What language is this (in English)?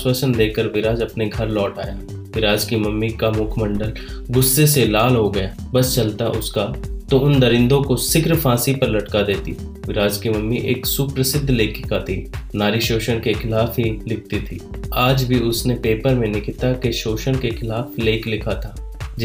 Hindi